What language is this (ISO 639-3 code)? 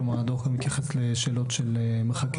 heb